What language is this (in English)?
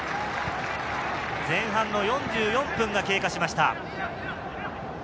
Japanese